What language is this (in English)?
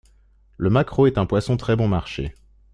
French